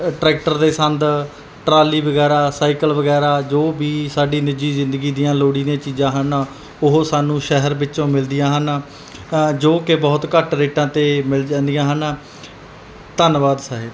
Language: Punjabi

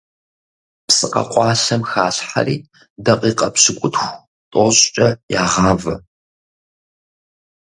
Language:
Kabardian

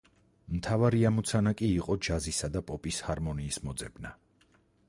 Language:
Georgian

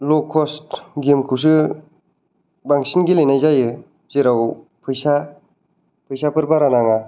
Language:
Bodo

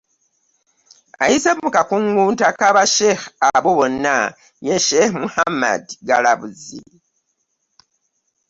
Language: Ganda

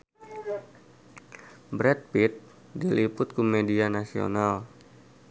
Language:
Sundanese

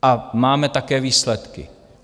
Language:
Czech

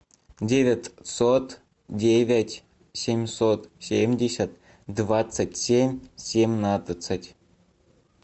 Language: Russian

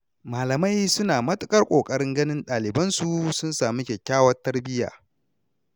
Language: Hausa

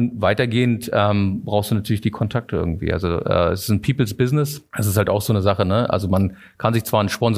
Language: German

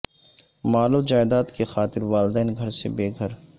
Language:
Urdu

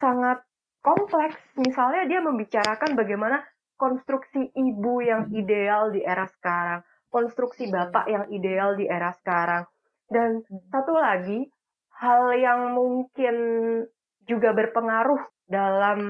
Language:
Indonesian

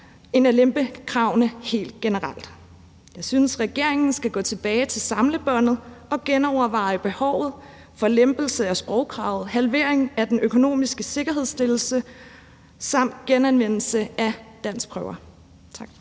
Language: Danish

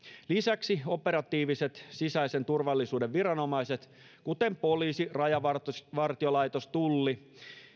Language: Finnish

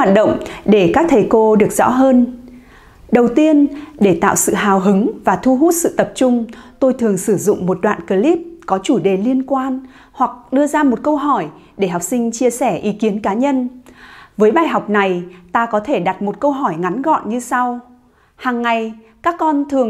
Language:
Vietnamese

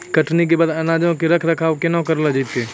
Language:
Maithili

